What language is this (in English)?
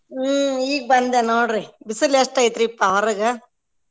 Kannada